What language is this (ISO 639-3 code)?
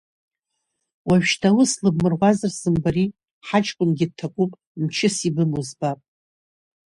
abk